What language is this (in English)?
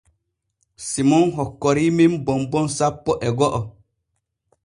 Borgu Fulfulde